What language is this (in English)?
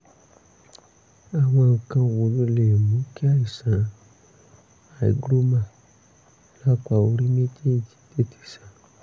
Yoruba